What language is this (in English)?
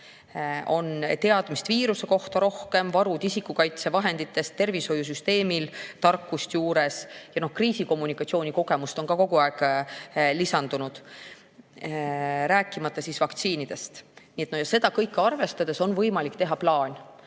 Estonian